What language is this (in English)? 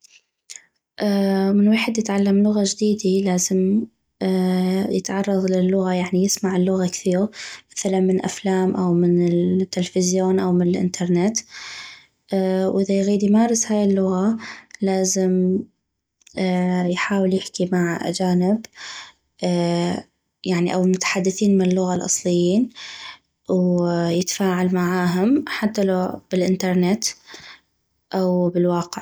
North Mesopotamian Arabic